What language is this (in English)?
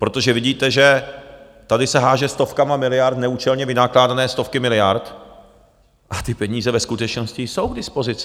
Czech